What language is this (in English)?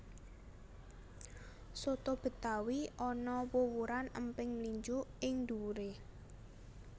Javanese